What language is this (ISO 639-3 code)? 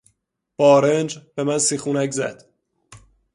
fas